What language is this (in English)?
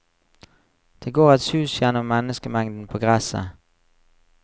Norwegian